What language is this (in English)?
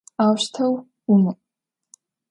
Adyghe